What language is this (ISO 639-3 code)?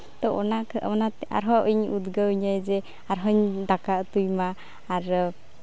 sat